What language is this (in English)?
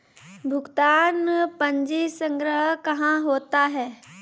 Maithili